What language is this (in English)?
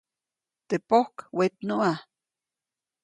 Copainalá Zoque